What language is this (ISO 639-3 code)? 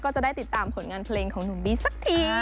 tha